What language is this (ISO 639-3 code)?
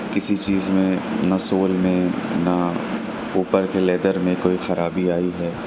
urd